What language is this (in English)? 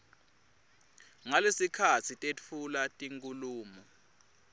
Swati